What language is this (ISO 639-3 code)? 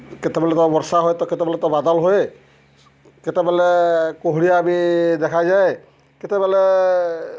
ori